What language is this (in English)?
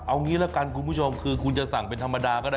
Thai